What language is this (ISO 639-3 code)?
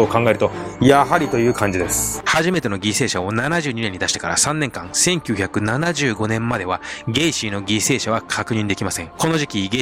jpn